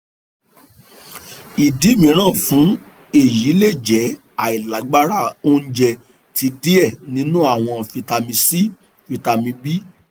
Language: Yoruba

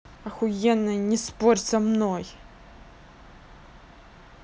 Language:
Russian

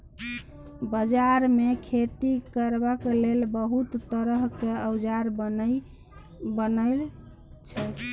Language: Maithili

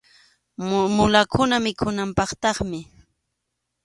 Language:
Arequipa-La Unión Quechua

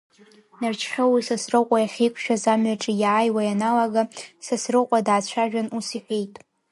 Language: Abkhazian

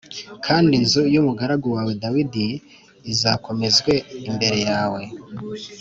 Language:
Kinyarwanda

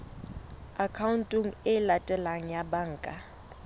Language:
Southern Sotho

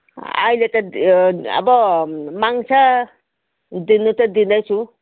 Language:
Nepali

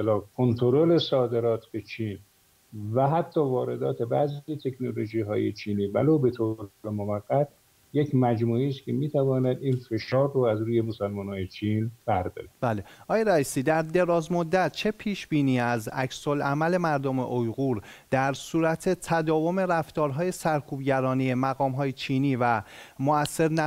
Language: Persian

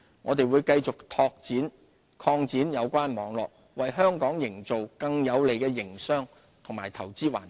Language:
Cantonese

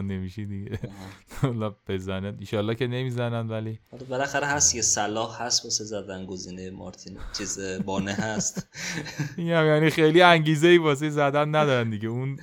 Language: Persian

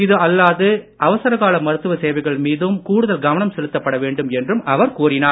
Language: Tamil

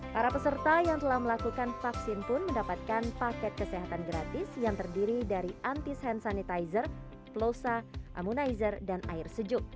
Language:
Indonesian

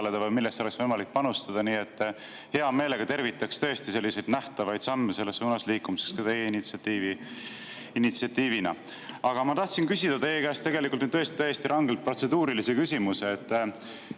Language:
Estonian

